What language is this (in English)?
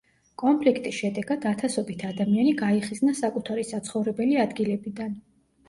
Georgian